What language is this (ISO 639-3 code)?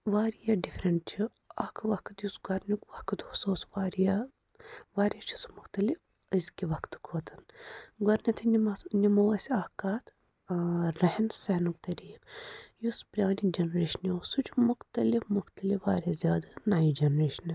kas